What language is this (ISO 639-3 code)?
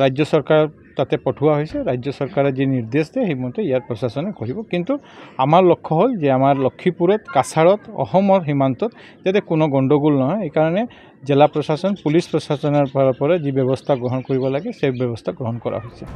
ben